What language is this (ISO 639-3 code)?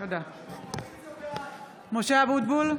heb